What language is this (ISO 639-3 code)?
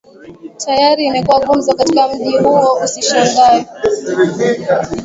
swa